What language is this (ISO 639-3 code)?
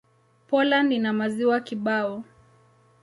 swa